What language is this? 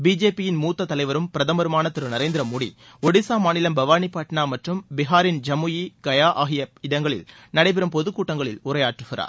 Tamil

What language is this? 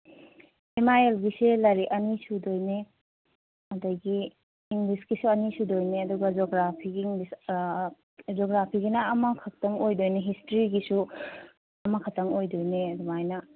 Manipuri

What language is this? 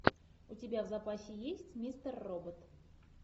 Russian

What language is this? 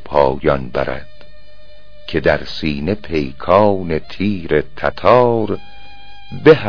Persian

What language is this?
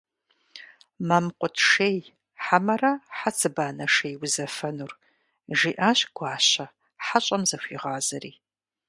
Kabardian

